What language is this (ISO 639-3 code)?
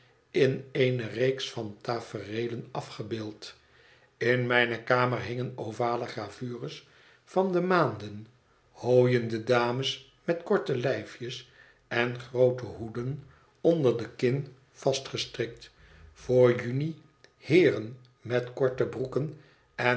nld